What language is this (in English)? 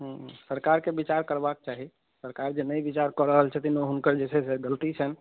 Maithili